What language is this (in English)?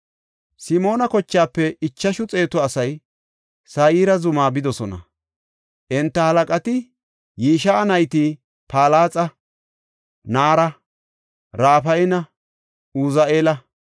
Gofa